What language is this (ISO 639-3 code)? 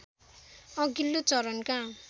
nep